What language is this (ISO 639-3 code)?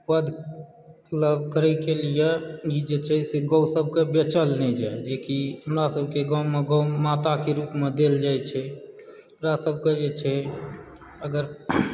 mai